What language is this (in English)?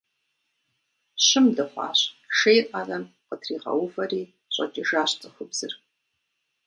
Kabardian